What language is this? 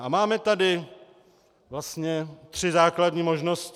Czech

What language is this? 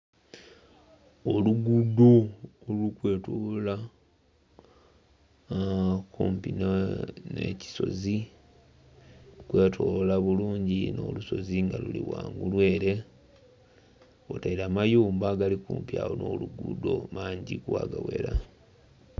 Soga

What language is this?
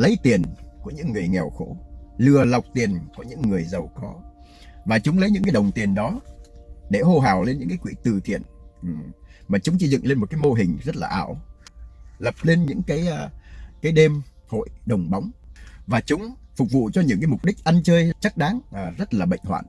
Vietnamese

